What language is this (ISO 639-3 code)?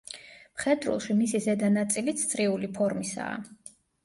kat